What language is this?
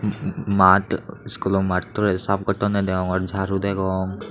Chakma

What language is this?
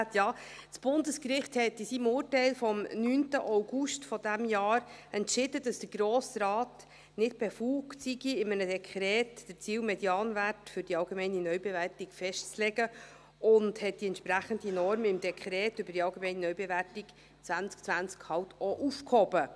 Swiss German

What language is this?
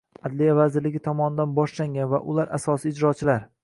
Uzbek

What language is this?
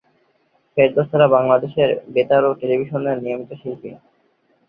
Bangla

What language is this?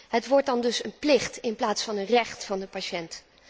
Dutch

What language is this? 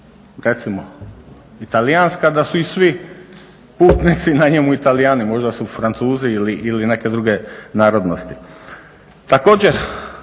Croatian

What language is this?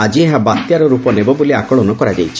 Odia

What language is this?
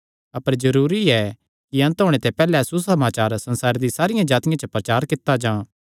Kangri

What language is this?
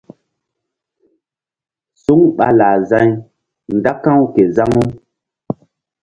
Mbum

